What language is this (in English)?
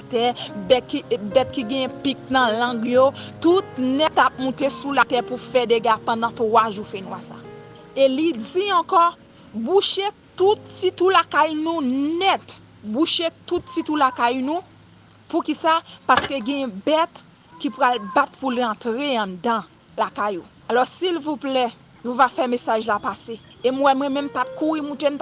French